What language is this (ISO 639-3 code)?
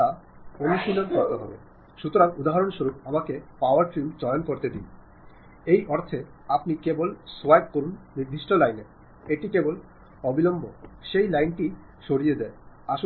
mal